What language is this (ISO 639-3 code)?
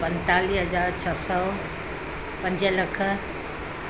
snd